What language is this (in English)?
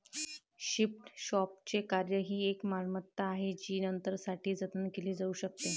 Marathi